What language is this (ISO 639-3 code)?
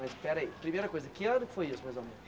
por